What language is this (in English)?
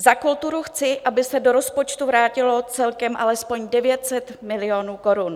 Czech